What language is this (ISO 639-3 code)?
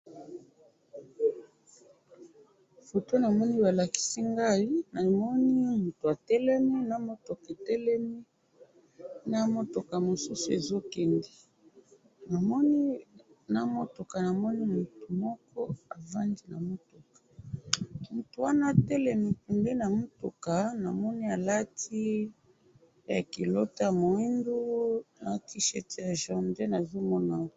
lin